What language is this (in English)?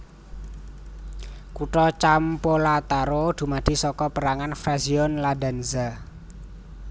Javanese